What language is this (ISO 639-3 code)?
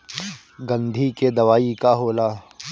bho